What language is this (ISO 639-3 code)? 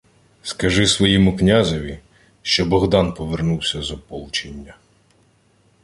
ukr